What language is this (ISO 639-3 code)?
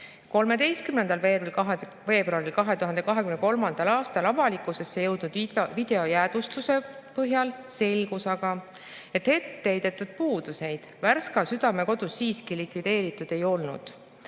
est